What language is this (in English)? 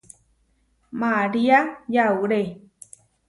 Huarijio